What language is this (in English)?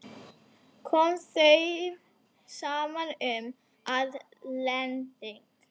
Icelandic